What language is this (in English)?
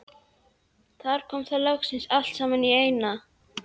Icelandic